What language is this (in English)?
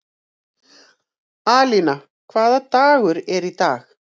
Icelandic